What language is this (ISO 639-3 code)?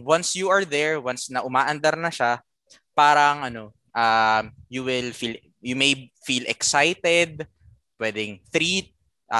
fil